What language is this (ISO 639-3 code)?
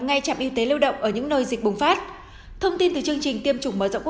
vie